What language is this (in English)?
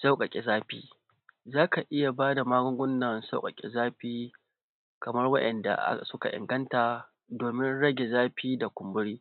Hausa